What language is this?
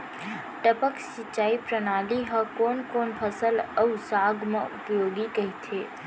Chhattisgarhi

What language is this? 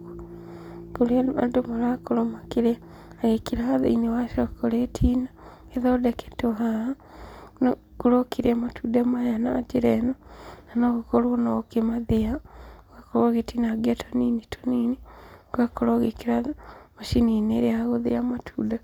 Kikuyu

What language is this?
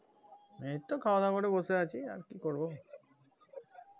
Bangla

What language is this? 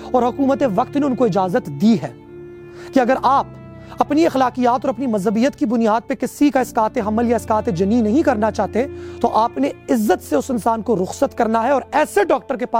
Urdu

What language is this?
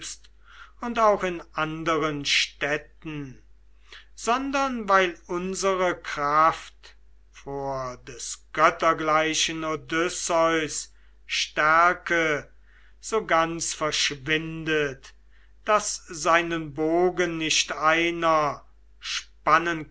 German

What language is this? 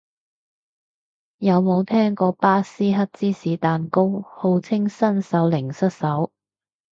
Cantonese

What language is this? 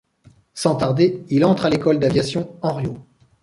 French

